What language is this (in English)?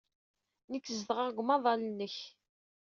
Kabyle